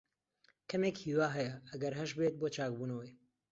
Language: Central Kurdish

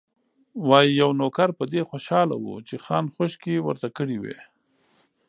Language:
Pashto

